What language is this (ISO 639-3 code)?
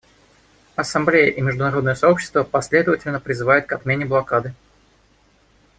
rus